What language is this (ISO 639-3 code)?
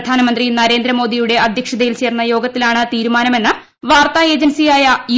mal